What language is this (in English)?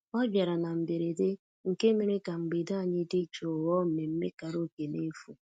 Igbo